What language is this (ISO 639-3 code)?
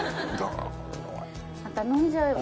jpn